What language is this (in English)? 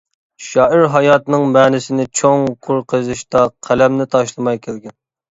Uyghur